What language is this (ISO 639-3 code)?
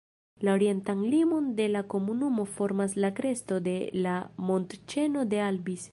epo